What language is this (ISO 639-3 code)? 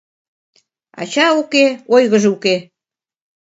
chm